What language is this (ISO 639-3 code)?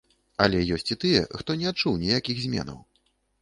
bel